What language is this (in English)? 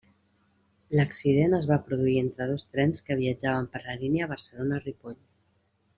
Catalan